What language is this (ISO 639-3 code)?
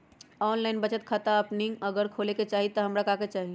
mag